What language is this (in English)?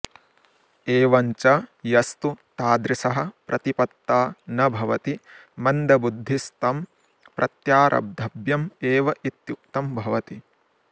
Sanskrit